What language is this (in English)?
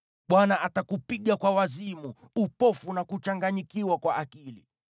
Swahili